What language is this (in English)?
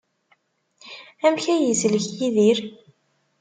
Kabyle